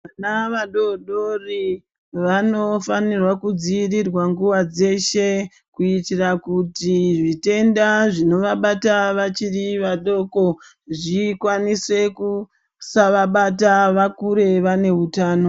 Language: Ndau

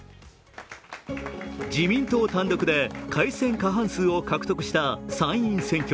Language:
Japanese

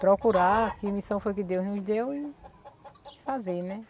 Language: Portuguese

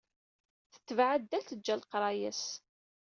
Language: Kabyle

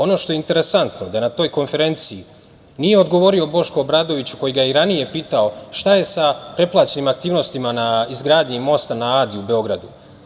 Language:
Serbian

